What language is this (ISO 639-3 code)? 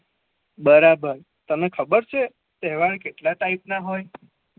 guj